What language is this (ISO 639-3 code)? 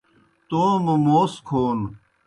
plk